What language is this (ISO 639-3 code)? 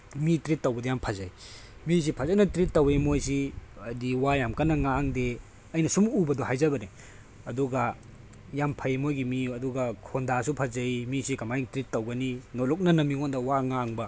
mni